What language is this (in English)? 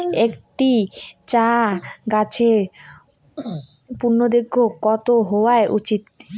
Bangla